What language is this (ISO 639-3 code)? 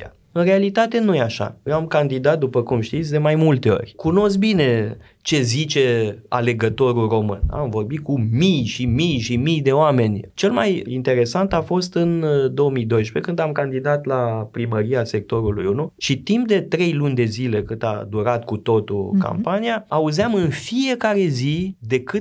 ron